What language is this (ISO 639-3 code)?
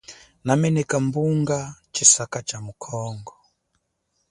cjk